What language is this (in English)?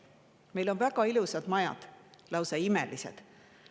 Estonian